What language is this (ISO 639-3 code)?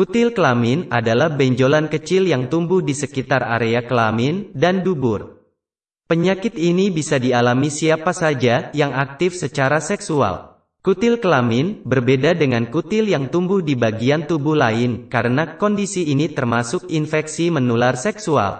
ind